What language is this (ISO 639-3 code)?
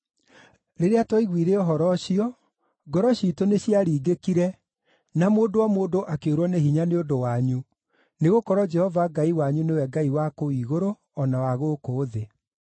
kik